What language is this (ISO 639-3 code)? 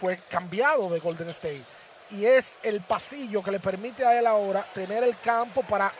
spa